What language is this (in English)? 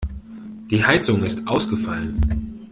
German